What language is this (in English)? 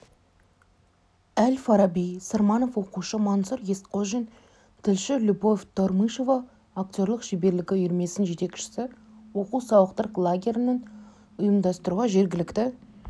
Kazakh